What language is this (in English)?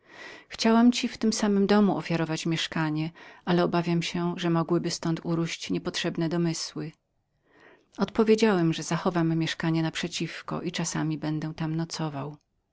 Polish